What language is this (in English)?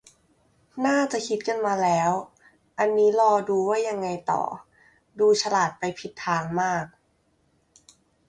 Thai